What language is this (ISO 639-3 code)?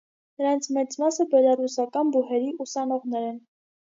hye